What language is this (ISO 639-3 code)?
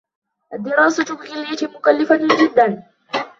ara